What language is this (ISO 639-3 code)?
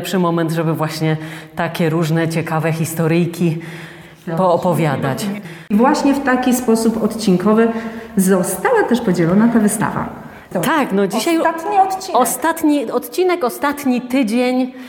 pol